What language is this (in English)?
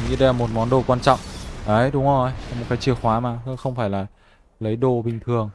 Vietnamese